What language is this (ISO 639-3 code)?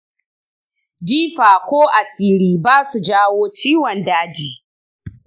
hau